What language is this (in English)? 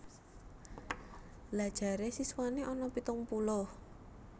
Javanese